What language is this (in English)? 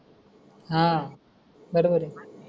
Marathi